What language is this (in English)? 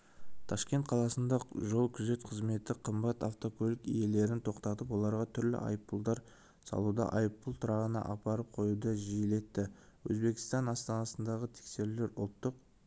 Kazakh